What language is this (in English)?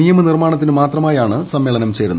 Malayalam